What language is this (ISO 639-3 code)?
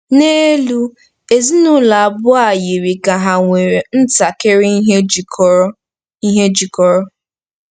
ibo